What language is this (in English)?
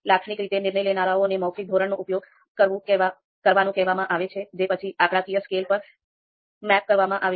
Gujarati